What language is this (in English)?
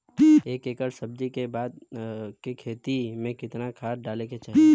Bhojpuri